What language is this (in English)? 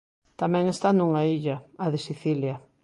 Galician